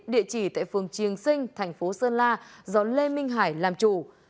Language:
Vietnamese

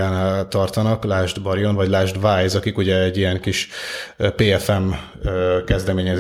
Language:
Hungarian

